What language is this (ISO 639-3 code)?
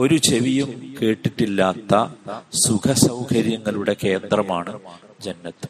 mal